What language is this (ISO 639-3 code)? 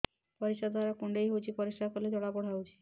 ori